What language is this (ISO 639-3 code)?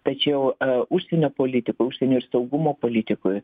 lit